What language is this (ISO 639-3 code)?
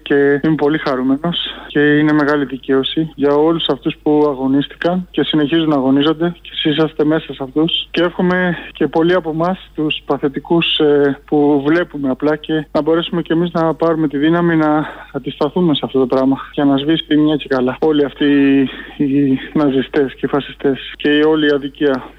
ell